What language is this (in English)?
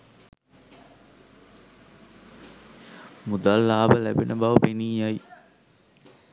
Sinhala